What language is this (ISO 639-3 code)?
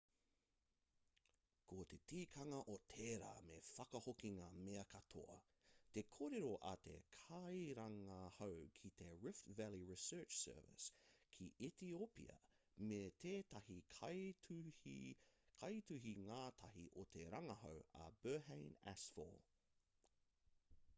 mri